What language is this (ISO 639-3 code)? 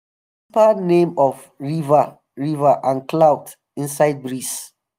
pcm